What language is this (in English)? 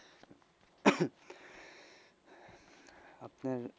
Bangla